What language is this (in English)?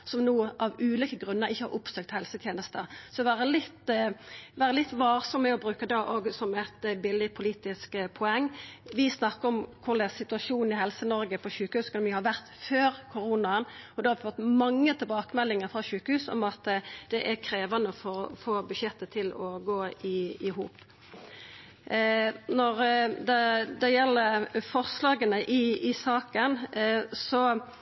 Norwegian Nynorsk